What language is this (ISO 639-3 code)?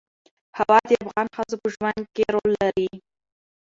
pus